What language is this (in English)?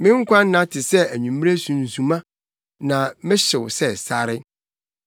Akan